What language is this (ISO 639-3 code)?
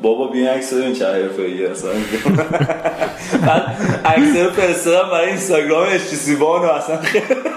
fas